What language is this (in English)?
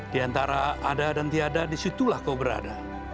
Indonesian